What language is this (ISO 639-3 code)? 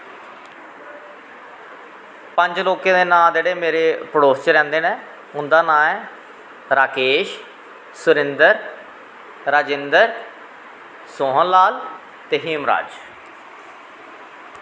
doi